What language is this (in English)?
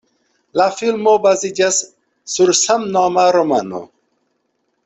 Esperanto